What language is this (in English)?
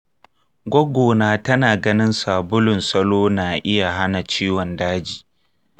Hausa